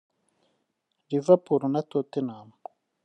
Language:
Kinyarwanda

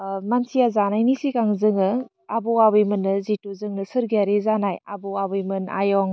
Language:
Bodo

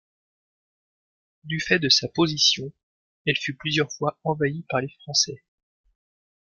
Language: French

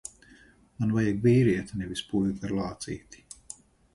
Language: Latvian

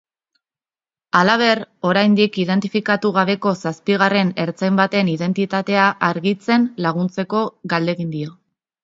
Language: Basque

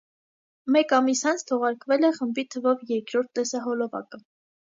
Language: Armenian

